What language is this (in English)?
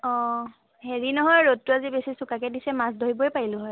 Assamese